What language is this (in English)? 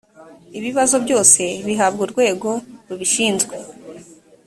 Kinyarwanda